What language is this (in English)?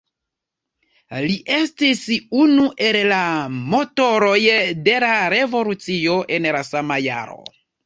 Esperanto